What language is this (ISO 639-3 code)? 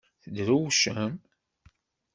kab